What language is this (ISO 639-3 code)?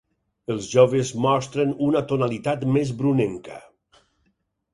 cat